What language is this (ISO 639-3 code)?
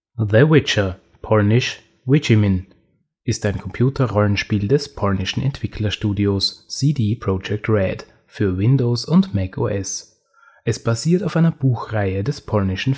deu